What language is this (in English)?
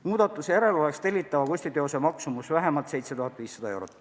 Estonian